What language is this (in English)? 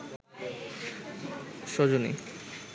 Bangla